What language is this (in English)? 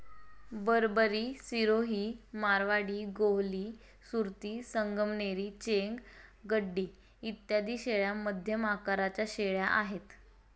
Marathi